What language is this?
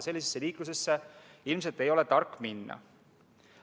Estonian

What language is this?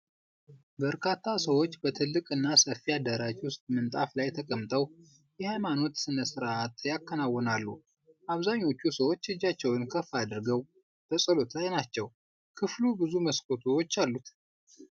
Amharic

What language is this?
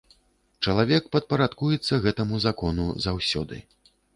Belarusian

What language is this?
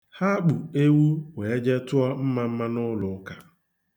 Igbo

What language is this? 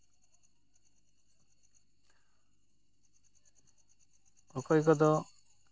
Santali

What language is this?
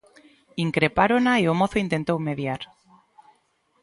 Galician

